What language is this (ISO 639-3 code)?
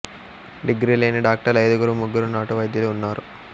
tel